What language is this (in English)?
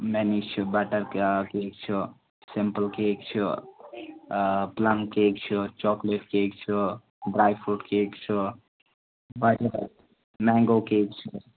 Kashmiri